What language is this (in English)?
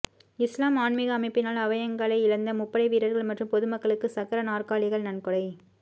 Tamil